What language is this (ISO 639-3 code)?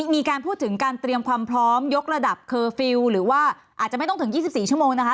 tha